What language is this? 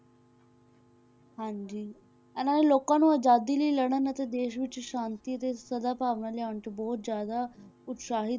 Punjabi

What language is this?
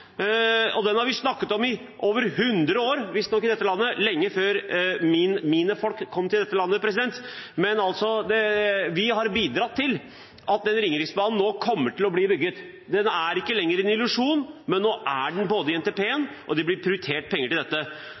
Norwegian Bokmål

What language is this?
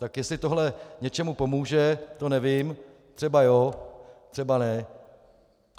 Czech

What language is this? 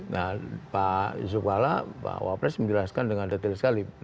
Indonesian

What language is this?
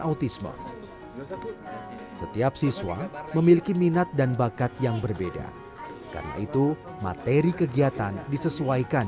Indonesian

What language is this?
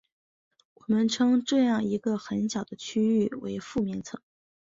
Chinese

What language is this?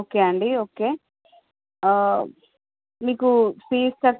Telugu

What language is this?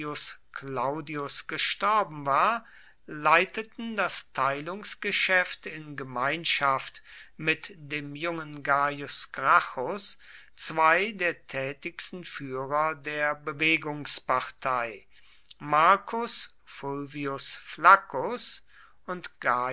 German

